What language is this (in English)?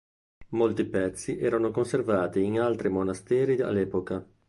Italian